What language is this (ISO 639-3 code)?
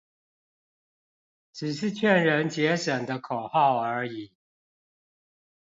zho